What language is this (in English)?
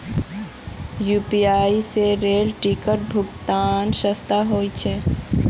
Magahi